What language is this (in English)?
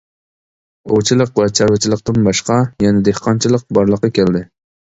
Uyghur